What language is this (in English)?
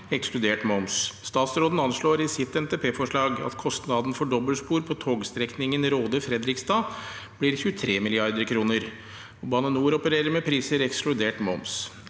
Norwegian